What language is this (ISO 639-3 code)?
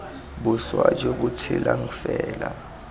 tsn